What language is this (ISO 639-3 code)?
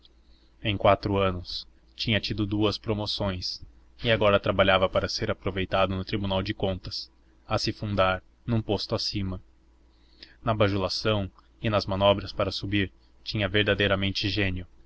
por